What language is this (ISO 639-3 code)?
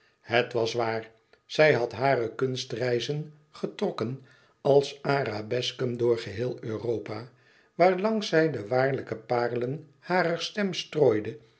nld